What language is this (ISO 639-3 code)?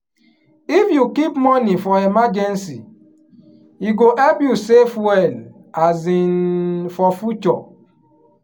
pcm